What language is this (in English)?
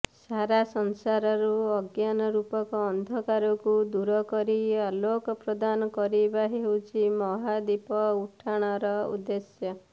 Odia